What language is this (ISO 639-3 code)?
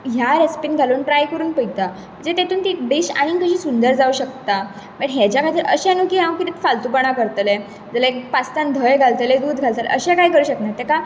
kok